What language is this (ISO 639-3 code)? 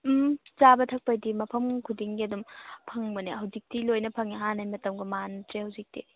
mni